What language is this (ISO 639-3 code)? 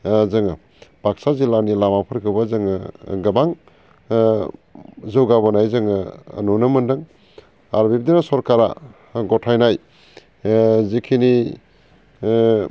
brx